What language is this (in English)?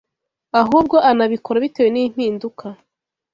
Kinyarwanda